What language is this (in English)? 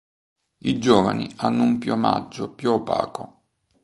Italian